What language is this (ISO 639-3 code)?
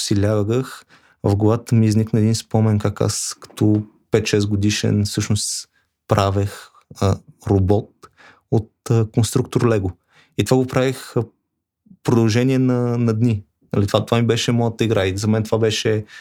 bul